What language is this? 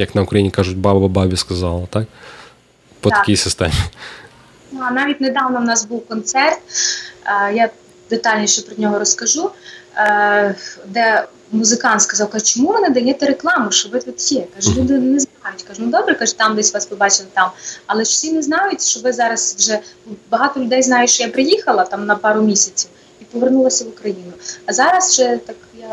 Ukrainian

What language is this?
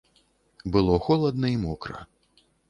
Belarusian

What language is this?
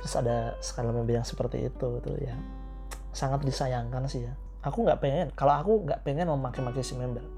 Indonesian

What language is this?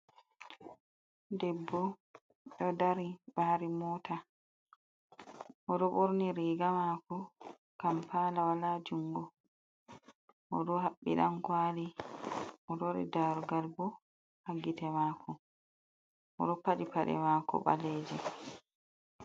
Fula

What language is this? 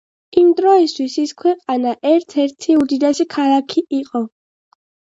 Georgian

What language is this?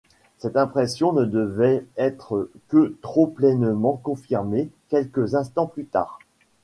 French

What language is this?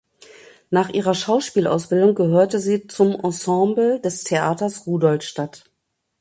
German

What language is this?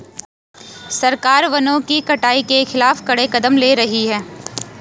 Hindi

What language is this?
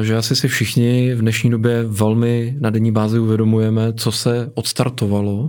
Czech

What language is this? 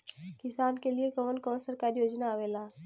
Bhojpuri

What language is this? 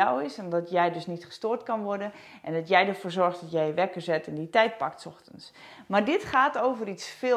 Dutch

